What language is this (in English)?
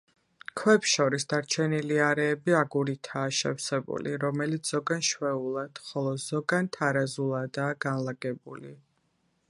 Georgian